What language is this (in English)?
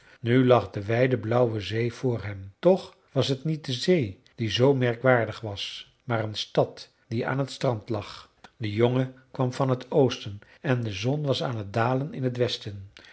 Dutch